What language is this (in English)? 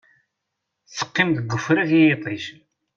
Kabyle